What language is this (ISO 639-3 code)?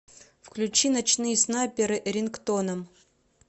rus